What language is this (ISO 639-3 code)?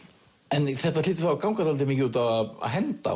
isl